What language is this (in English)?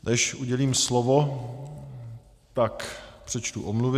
Czech